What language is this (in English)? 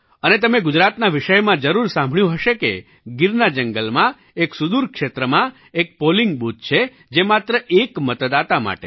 Gujarati